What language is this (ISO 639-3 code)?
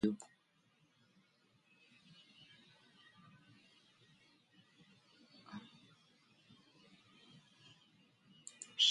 por